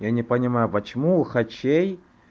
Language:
Russian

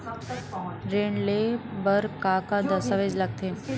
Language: Chhattisgarhi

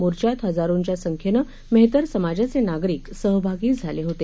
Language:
Marathi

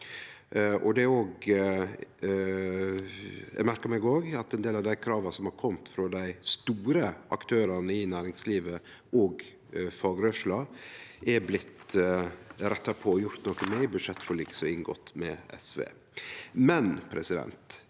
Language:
Norwegian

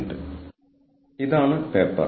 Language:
Malayalam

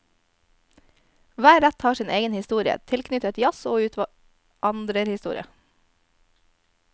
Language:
Norwegian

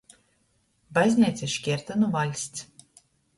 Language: Latgalian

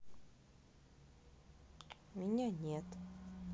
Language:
Russian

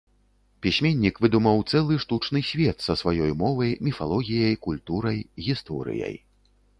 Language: Belarusian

